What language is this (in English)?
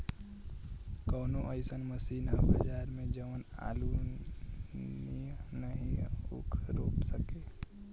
Bhojpuri